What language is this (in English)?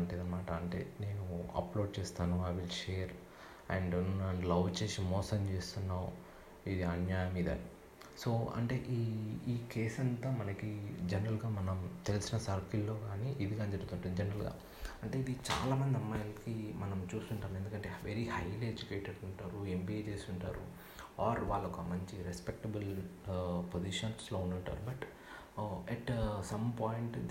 Telugu